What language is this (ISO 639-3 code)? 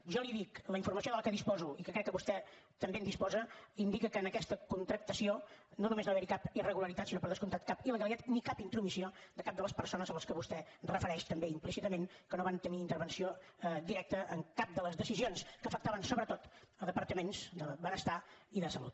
cat